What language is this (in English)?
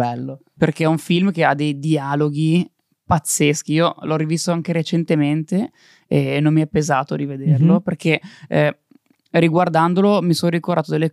Italian